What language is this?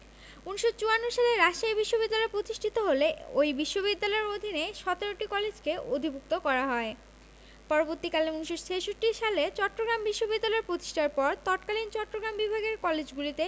Bangla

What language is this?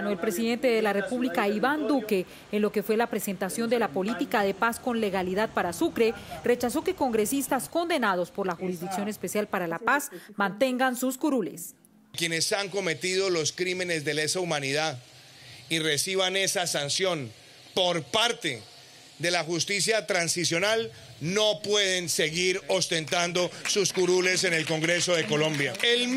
Spanish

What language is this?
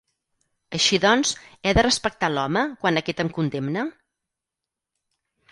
Catalan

